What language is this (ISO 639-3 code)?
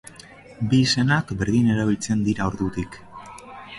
eus